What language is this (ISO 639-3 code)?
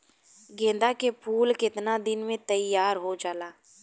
bho